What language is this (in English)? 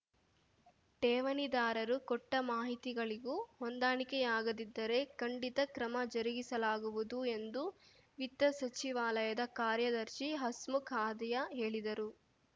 Kannada